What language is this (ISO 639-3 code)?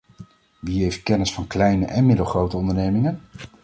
nld